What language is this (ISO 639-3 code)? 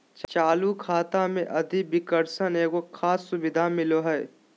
mag